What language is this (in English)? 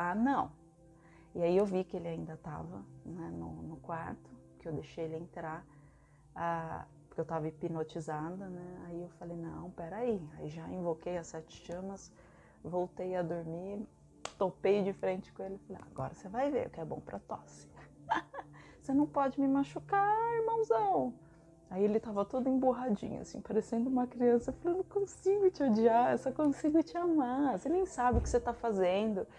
Portuguese